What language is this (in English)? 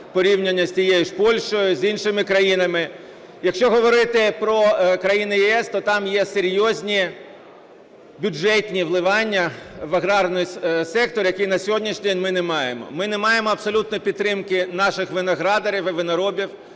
Ukrainian